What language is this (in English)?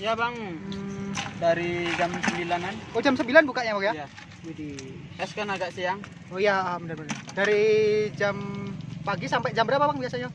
Indonesian